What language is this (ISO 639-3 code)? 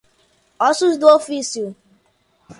por